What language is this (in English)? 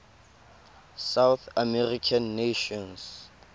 Tswana